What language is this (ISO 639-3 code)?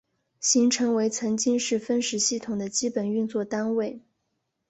zho